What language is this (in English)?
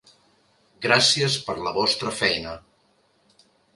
Catalan